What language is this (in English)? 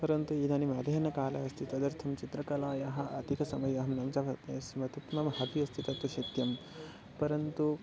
Sanskrit